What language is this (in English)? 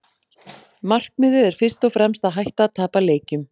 Icelandic